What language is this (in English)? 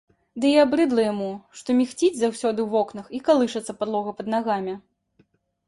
Belarusian